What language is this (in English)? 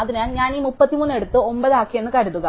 Malayalam